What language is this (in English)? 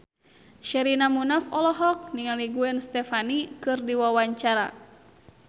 Sundanese